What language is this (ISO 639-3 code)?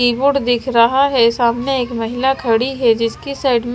hin